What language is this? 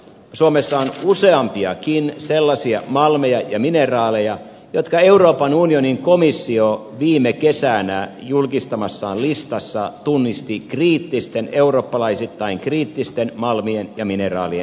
Finnish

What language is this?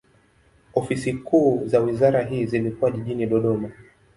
Swahili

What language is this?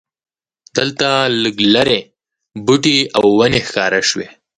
Pashto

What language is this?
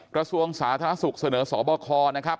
Thai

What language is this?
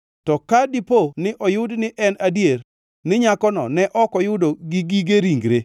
Luo (Kenya and Tanzania)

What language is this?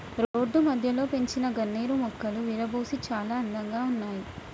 Telugu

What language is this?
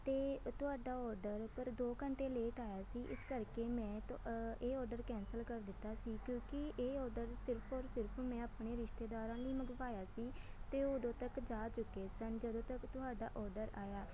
Punjabi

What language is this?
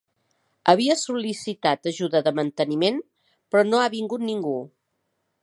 Catalan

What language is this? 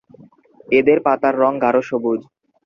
Bangla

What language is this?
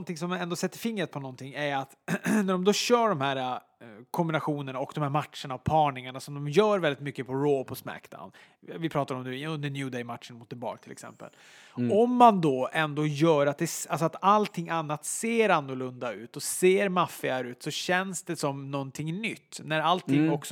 Swedish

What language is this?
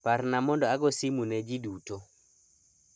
Luo (Kenya and Tanzania)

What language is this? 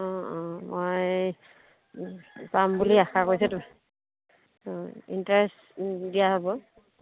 Assamese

